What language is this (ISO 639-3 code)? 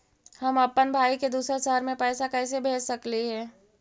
mag